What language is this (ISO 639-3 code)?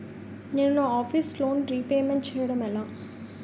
tel